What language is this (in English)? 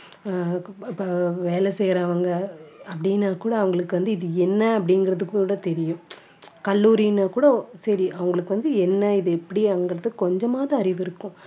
Tamil